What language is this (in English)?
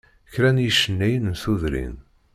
Kabyle